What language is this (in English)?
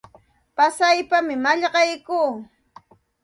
Santa Ana de Tusi Pasco Quechua